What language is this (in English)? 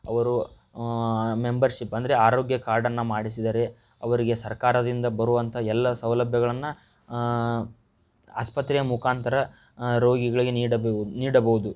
Kannada